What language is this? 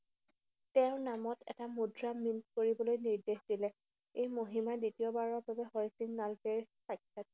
Assamese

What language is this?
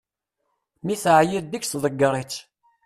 Kabyle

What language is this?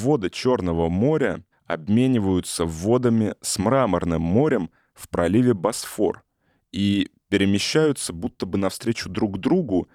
Russian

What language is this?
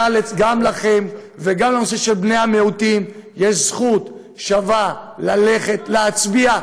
Hebrew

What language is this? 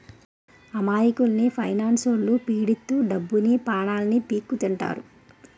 Telugu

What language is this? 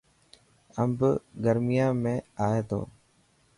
Dhatki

